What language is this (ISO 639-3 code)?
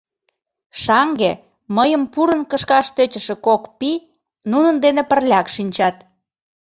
chm